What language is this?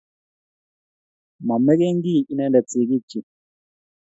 Kalenjin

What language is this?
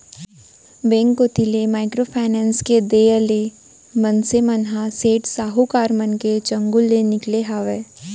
Chhattisgarhi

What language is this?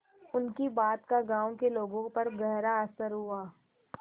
Hindi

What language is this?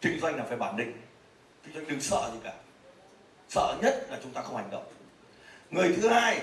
Vietnamese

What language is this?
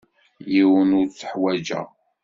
Kabyle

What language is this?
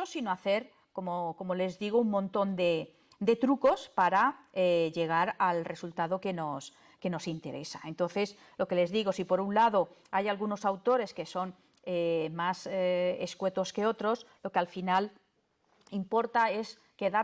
Spanish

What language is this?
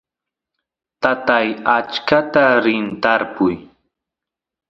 Santiago del Estero Quichua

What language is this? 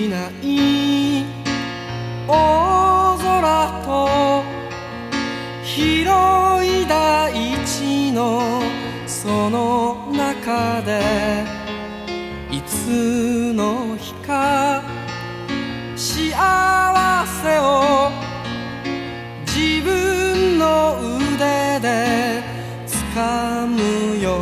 Korean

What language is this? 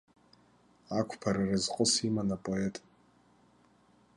Abkhazian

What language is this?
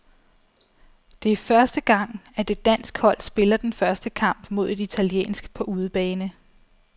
Danish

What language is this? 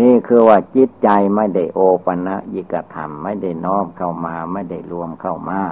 Thai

